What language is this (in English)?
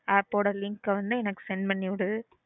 Tamil